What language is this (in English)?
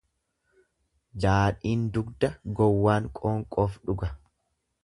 Oromo